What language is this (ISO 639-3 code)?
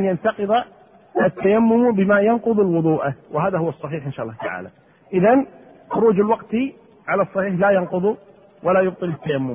ara